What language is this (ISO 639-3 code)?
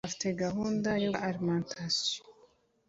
kin